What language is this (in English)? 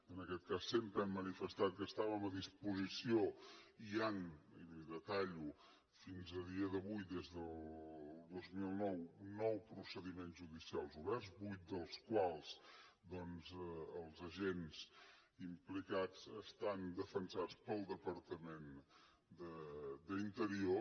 Catalan